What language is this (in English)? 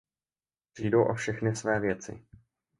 Czech